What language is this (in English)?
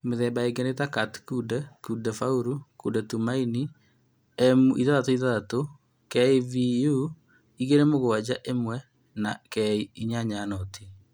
Kikuyu